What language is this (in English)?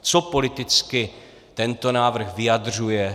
Czech